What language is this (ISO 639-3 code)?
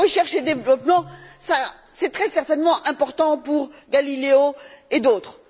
fra